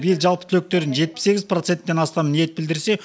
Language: Kazakh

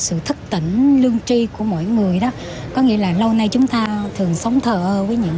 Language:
Vietnamese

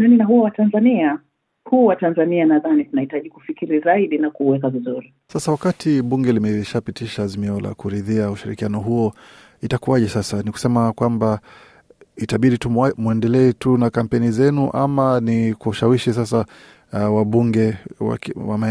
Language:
Swahili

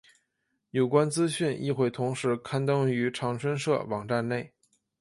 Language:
Chinese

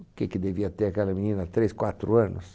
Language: Portuguese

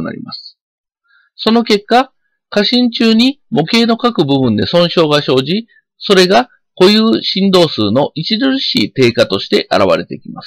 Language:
Japanese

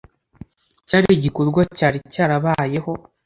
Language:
Kinyarwanda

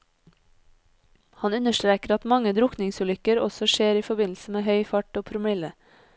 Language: Norwegian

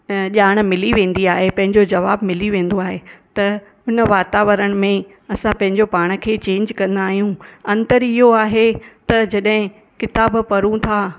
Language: Sindhi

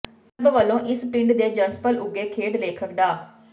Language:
Punjabi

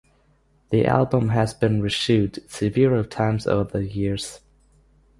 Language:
English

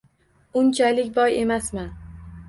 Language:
Uzbek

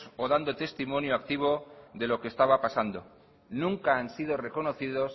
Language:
Spanish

